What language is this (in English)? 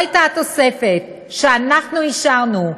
Hebrew